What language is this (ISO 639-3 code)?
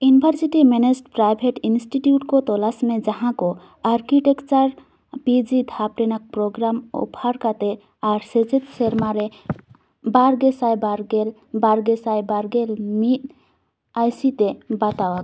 sat